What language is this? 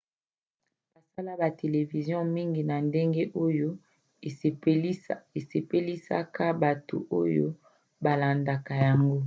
Lingala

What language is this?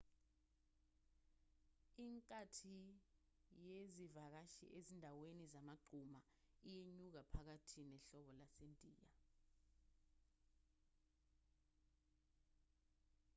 Zulu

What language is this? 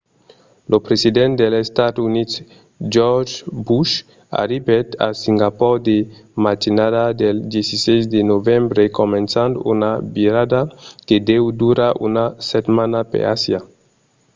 Occitan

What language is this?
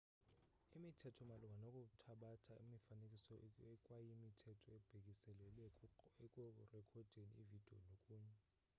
Xhosa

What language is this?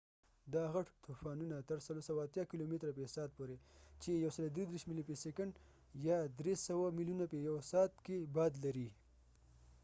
Pashto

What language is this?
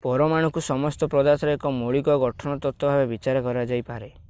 Odia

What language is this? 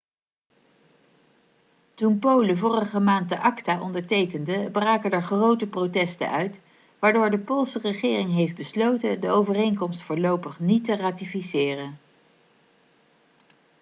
Dutch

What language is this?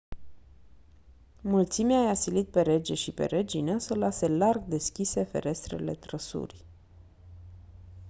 Romanian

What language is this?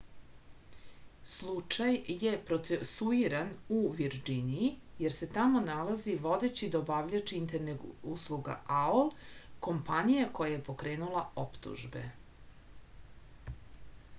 Serbian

